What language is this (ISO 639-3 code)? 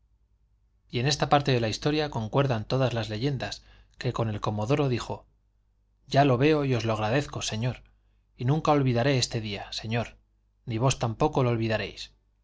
spa